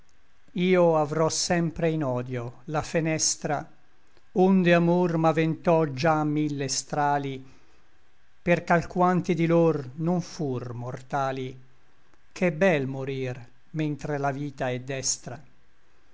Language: Italian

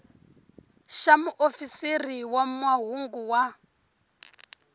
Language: Tsonga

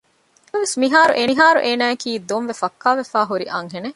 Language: Divehi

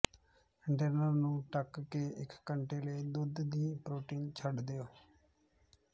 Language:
Punjabi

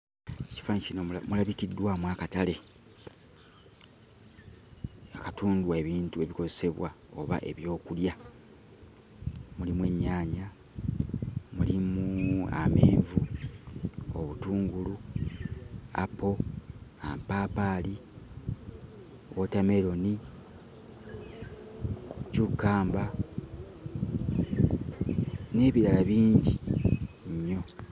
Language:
Ganda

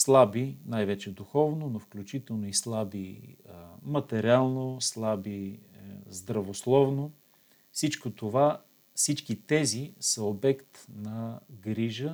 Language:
Bulgarian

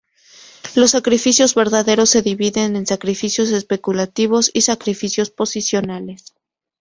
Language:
Spanish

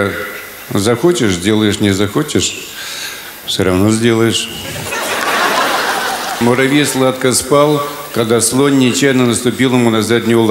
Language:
Russian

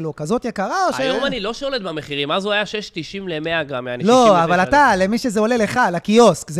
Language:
Hebrew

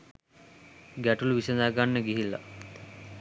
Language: Sinhala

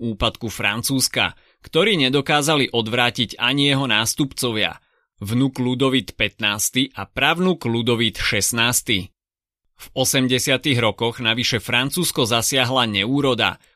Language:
Slovak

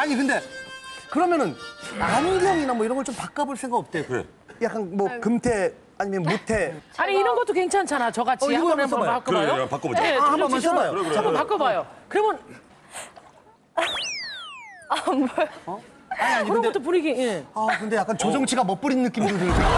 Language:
Korean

